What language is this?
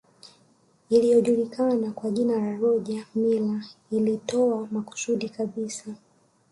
Swahili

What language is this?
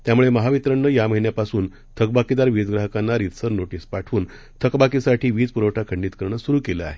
Marathi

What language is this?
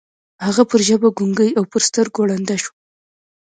Pashto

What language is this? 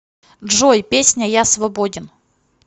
Russian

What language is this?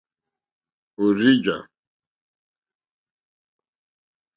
Mokpwe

